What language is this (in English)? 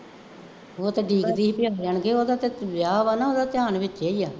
Punjabi